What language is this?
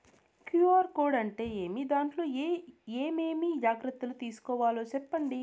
Telugu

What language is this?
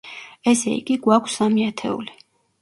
Georgian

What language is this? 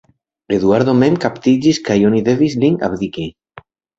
Esperanto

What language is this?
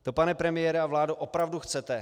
Czech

